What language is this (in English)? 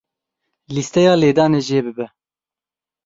Kurdish